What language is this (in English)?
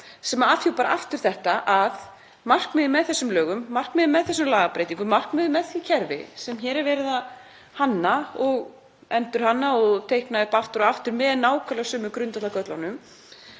Icelandic